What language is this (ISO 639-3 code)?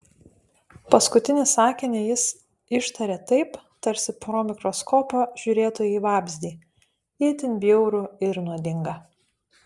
lit